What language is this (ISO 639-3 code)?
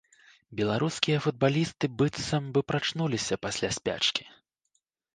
bel